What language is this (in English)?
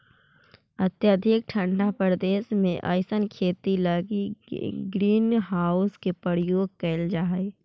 Magahi